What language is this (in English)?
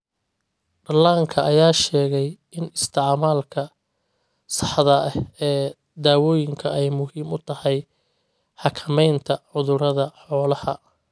Somali